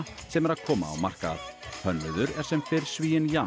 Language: Icelandic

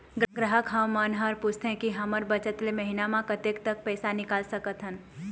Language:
Chhattisgarhi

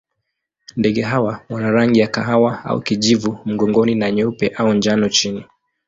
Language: Swahili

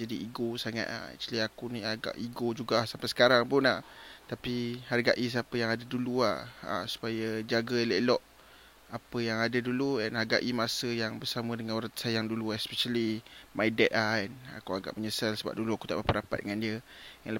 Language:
Malay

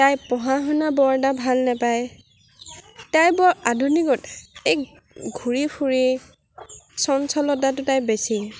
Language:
Assamese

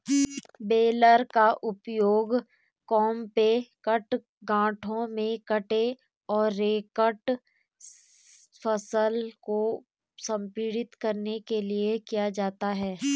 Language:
Hindi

